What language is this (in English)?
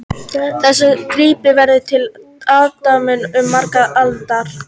Icelandic